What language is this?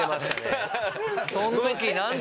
Japanese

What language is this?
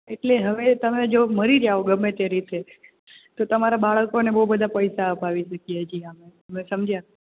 Gujarati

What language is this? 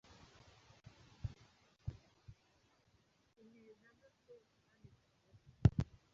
Kinyarwanda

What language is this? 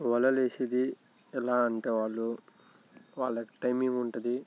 Telugu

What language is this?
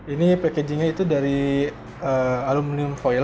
Indonesian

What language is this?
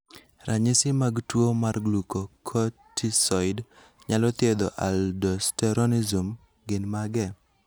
Luo (Kenya and Tanzania)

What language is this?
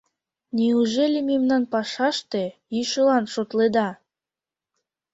Mari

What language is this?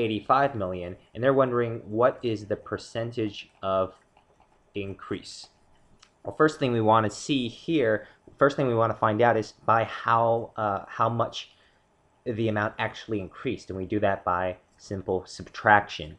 English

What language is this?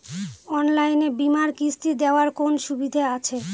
Bangla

